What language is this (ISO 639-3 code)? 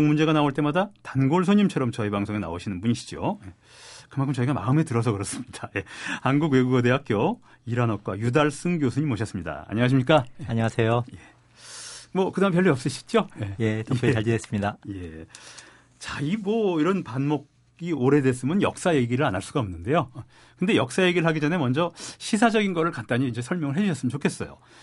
kor